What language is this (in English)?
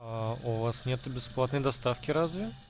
Russian